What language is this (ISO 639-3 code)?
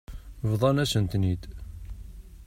kab